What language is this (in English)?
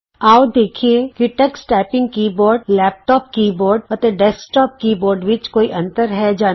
Punjabi